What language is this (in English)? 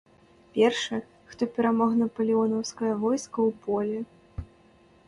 Belarusian